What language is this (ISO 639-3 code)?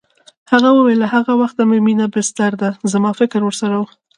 pus